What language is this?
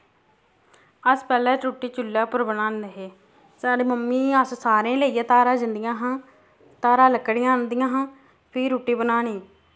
Dogri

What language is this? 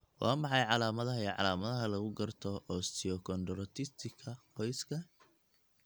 Somali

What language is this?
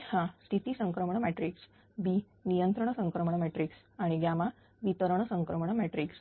Marathi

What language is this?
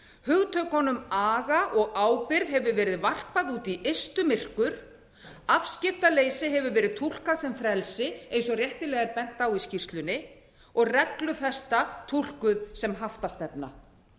Icelandic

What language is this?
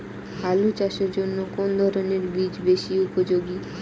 Bangla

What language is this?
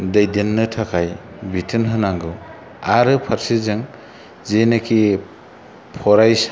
Bodo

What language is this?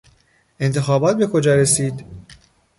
Persian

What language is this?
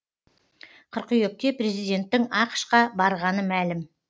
Kazakh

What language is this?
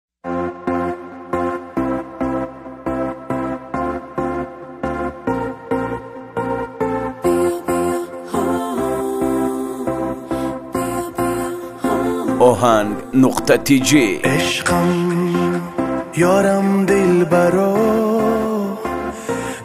Persian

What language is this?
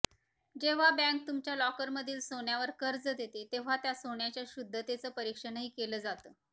Marathi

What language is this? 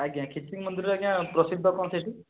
Odia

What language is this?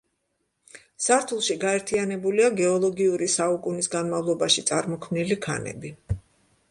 Georgian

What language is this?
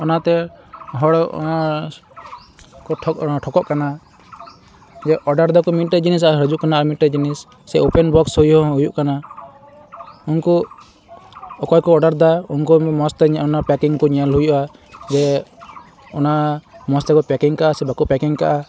Santali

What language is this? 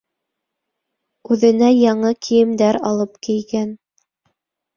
Bashkir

